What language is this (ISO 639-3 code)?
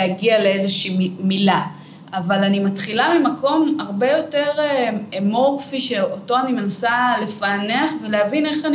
heb